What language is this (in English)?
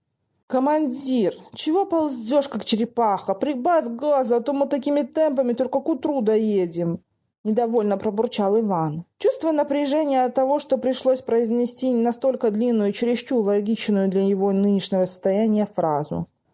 Russian